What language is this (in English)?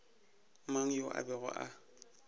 Northern Sotho